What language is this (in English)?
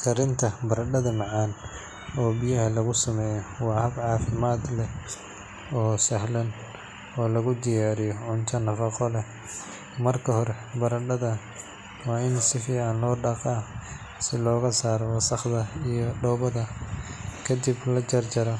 Somali